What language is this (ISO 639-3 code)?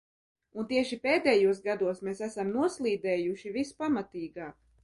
lav